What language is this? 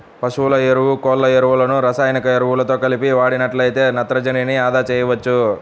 Telugu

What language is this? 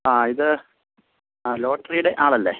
Malayalam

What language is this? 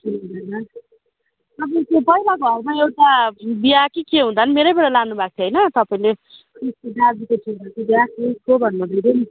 Nepali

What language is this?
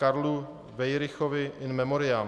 Czech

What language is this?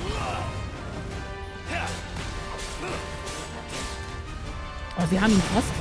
German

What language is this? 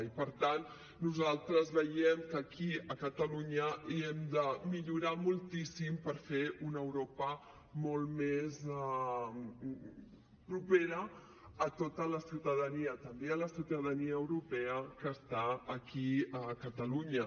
Catalan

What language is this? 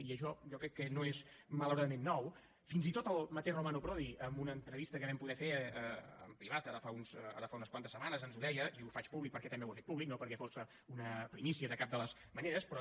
Catalan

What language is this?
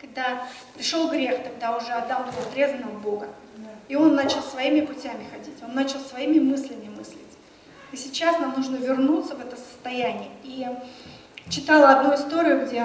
Russian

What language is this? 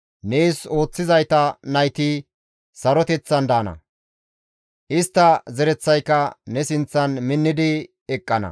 Gamo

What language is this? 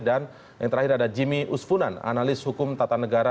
Indonesian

